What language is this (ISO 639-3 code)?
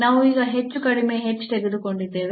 kan